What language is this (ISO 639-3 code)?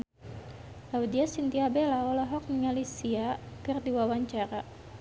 sun